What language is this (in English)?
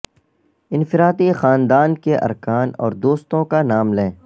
Urdu